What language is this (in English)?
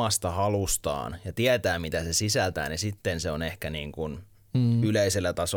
Finnish